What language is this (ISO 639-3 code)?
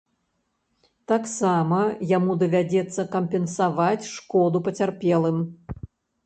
bel